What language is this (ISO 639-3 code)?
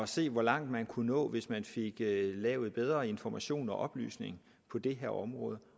dan